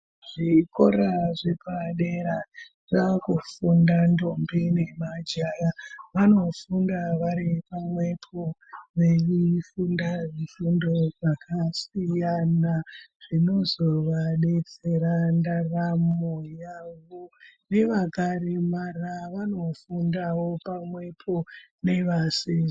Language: Ndau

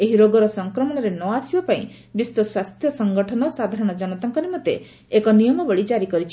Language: Odia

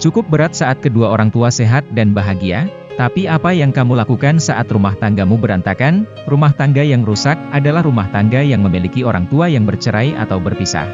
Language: Indonesian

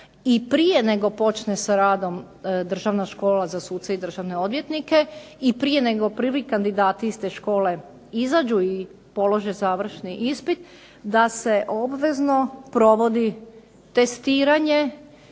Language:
Croatian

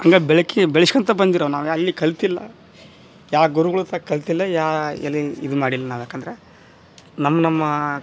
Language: Kannada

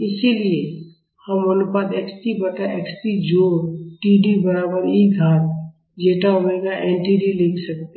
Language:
Hindi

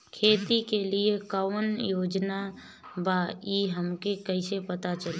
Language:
Bhojpuri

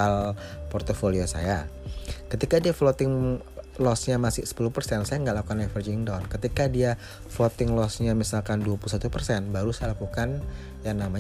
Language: Indonesian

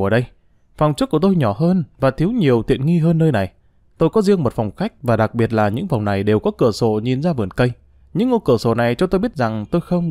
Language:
Vietnamese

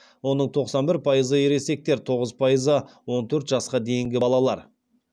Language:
Kazakh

